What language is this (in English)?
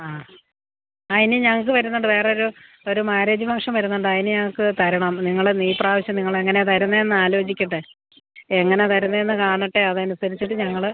Malayalam